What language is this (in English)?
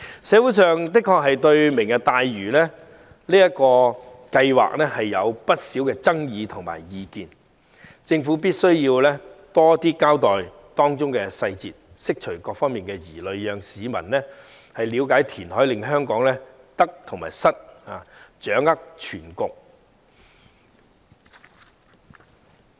Cantonese